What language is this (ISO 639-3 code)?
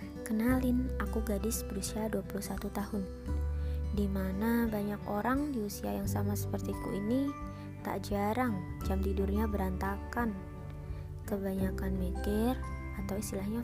ind